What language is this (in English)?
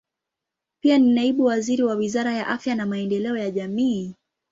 Swahili